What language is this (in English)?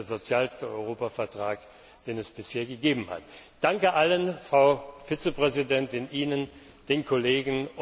German